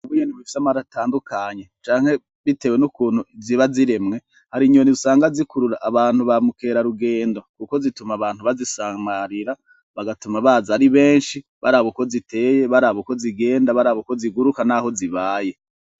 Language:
Rundi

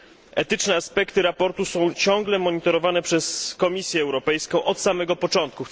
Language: Polish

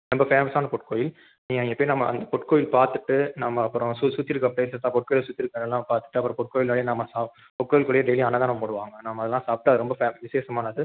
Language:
Tamil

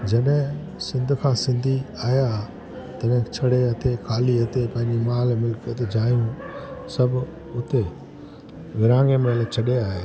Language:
Sindhi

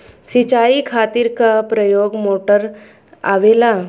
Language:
Bhojpuri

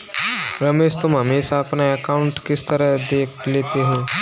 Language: Hindi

